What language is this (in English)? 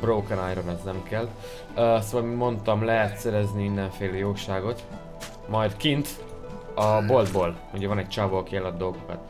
Hungarian